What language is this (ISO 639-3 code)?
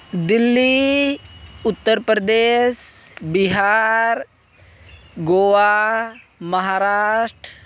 sat